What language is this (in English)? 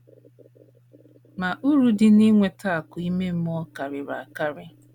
Igbo